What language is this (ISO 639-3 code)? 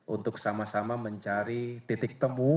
ind